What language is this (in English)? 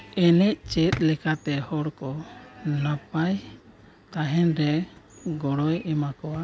Santali